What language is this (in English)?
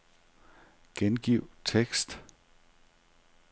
Danish